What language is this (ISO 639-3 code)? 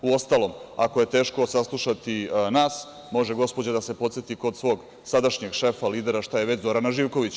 srp